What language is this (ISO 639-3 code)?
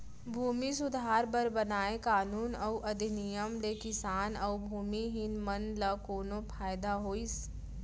hne